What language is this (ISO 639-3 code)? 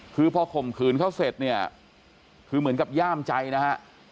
tha